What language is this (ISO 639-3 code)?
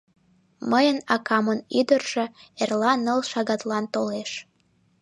chm